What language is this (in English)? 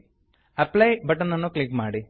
Kannada